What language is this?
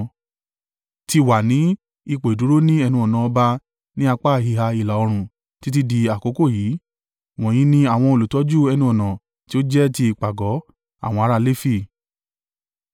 Yoruba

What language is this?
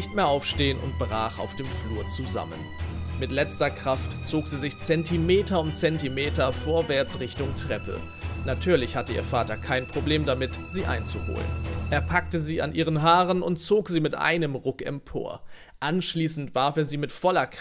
German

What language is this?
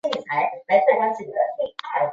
Chinese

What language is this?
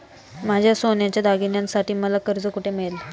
Marathi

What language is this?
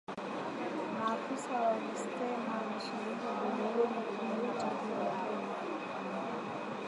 Swahili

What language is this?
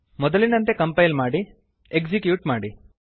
Kannada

